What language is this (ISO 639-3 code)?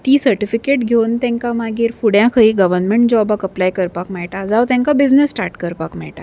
kok